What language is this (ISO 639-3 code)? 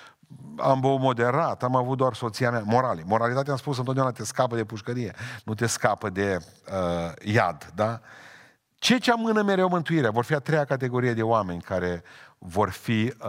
ron